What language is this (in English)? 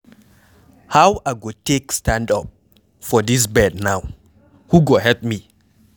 Nigerian Pidgin